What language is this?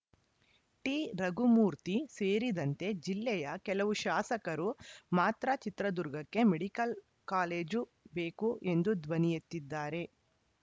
Kannada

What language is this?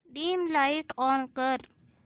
Marathi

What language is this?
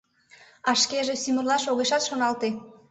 Mari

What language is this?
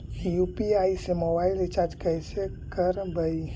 Magahi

